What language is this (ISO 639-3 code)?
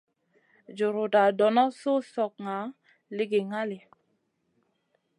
mcn